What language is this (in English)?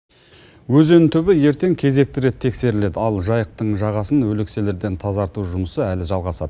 Kazakh